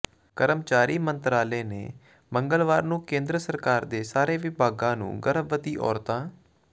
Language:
Punjabi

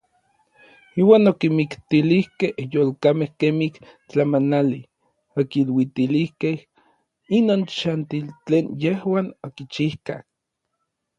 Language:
Orizaba Nahuatl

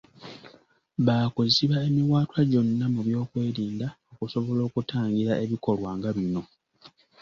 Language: Ganda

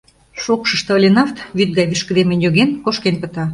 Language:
Mari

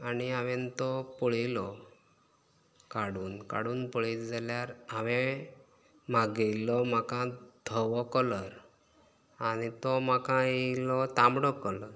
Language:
Konkani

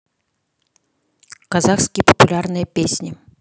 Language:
Russian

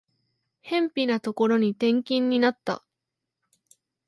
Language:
Japanese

